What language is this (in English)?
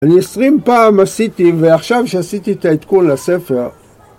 Hebrew